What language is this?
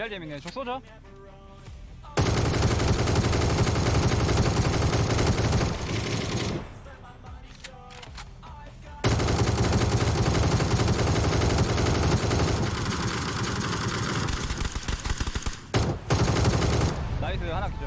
Korean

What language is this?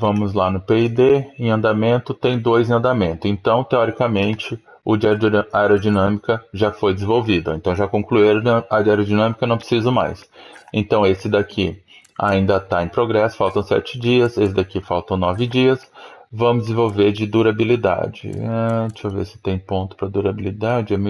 Portuguese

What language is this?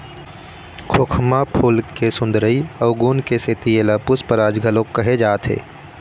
Chhattisgarhi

